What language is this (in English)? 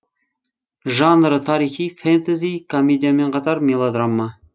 Kazakh